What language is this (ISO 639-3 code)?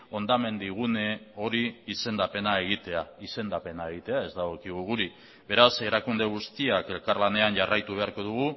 eus